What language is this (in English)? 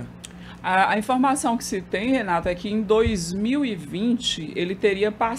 Portuguese